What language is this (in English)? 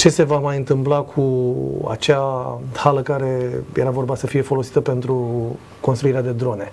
Romanian